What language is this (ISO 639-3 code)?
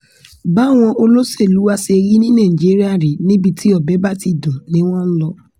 yor